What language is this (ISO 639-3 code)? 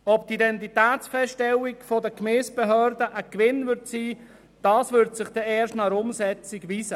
gsw